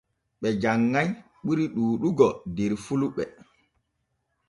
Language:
Borgu Fulfulde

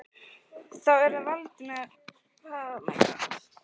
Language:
Icelandic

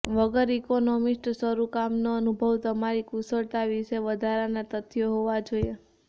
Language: Gujarati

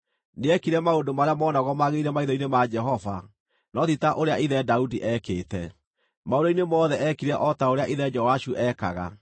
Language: Kikuyu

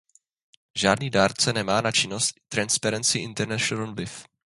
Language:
Czech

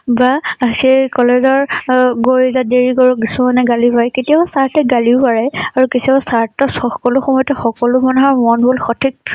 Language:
Assamese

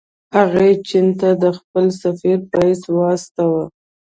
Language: Pashto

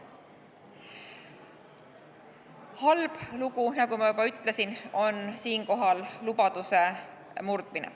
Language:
Estonian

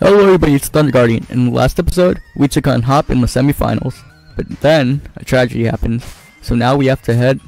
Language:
English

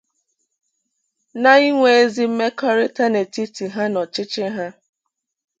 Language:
Igbo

